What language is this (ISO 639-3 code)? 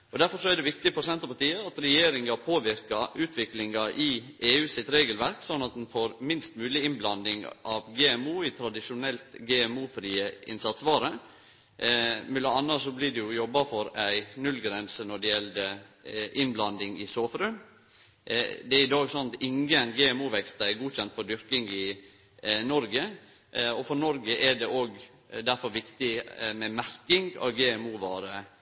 nno